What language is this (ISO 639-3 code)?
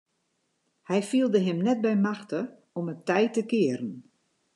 fry